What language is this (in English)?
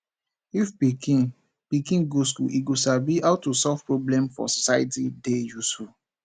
Nigerian Pidgin